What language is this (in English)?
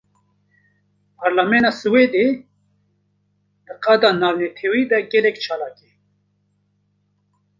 Kurdish